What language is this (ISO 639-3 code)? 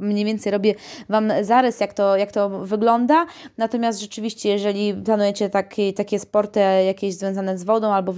pol